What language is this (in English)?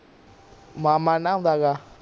Punjabi